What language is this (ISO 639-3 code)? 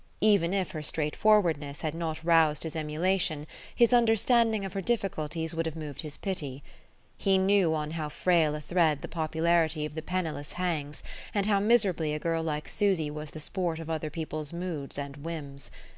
eng